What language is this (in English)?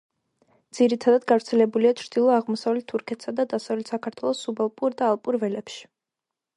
Georgian